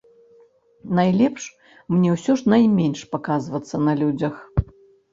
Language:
Belarusian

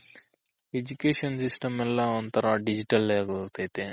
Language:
Kannada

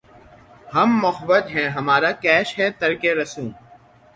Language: Urdu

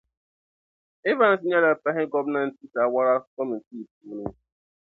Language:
Dagbani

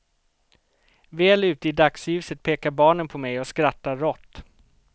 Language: Swedish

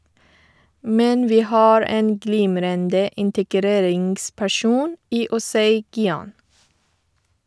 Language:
Norwegian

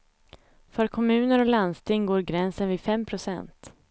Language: Swedish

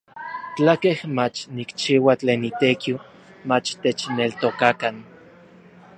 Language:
Orizaba Nahuatl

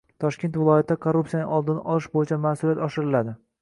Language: Uzbek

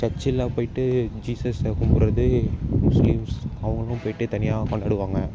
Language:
Tamil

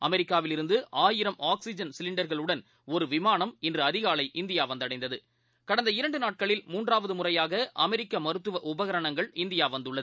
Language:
Tamil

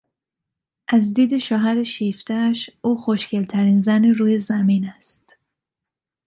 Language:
Persian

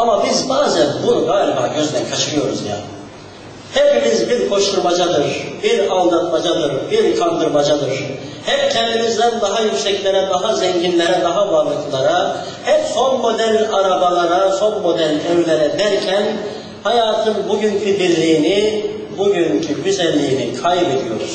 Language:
Turkish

